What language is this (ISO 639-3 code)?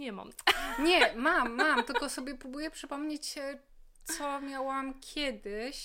pol